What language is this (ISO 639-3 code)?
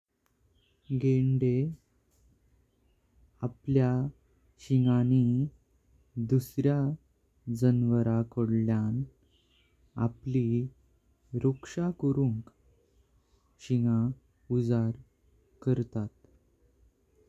kok